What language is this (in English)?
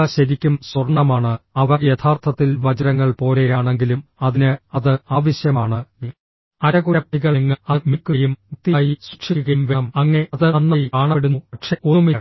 Malayalam